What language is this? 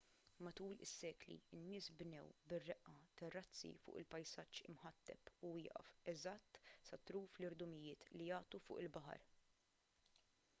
Maltese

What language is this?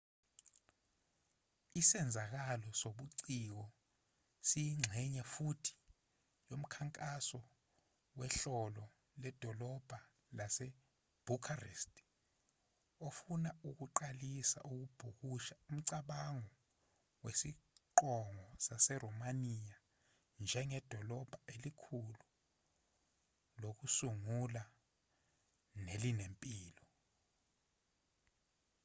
Zulu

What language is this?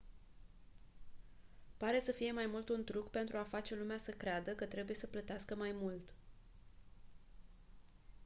Romanian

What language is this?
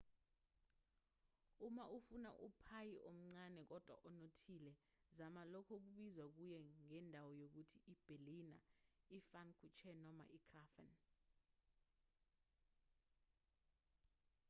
Zulu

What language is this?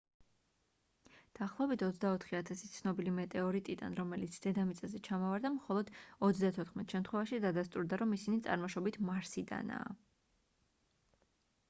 Georgian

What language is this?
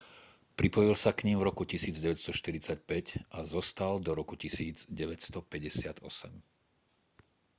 Slovak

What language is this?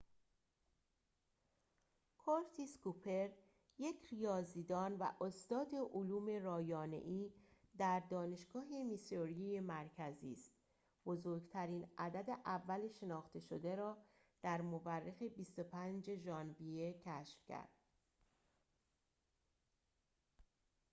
Persian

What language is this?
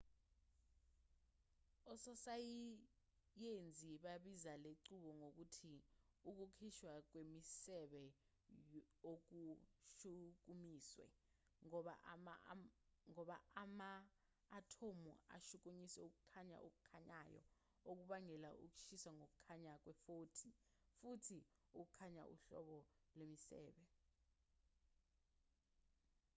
Zulu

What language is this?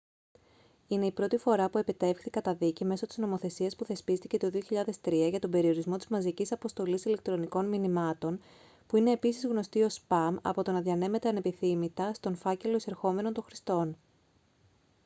Greek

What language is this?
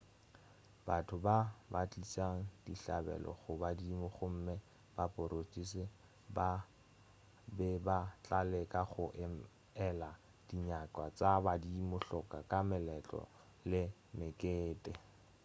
Northern Sotho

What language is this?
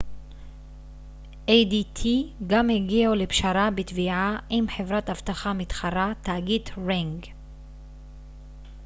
Hebrew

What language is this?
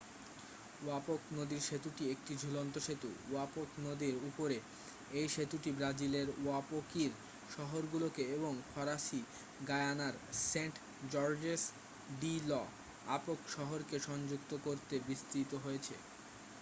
Bangla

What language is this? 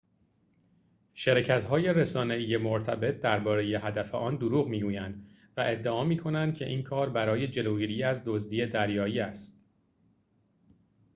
Persian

